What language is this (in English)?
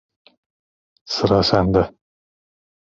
Turkish